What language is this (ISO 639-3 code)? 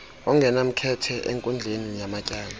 xho